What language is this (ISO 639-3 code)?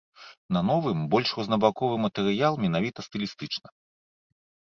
bel